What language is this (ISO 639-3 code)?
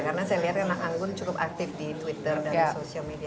ind